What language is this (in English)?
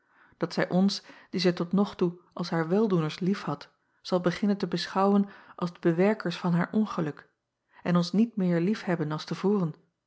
Dutch